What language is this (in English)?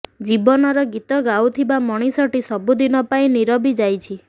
Odia